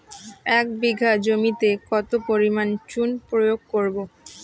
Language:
Bangla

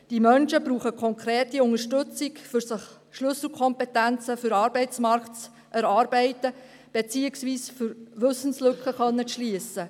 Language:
Swiss German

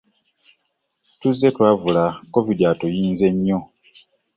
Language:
Ganda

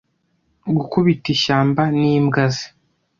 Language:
Kinyarwanda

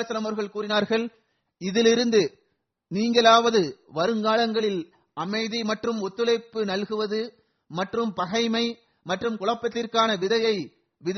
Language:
Tamil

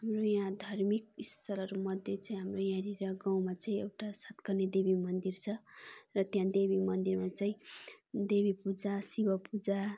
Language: Nepali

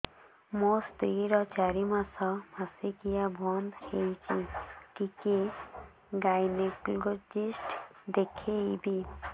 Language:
Odia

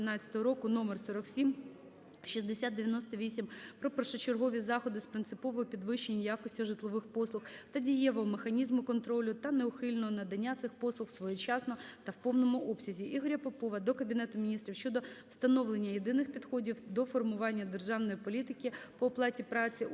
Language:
Ukrainian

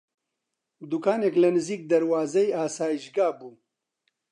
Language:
Central Kurdish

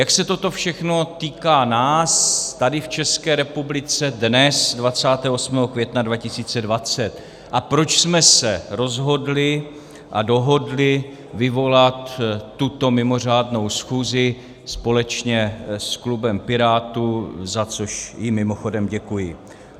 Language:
Czech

